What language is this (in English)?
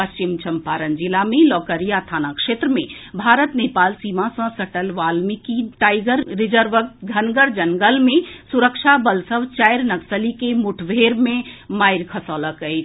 Maithili